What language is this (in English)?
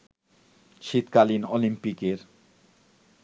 Bangla